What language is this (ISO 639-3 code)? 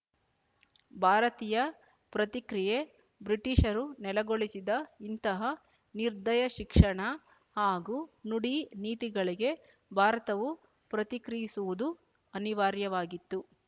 kan